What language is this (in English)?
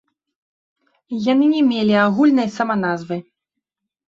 Belarusian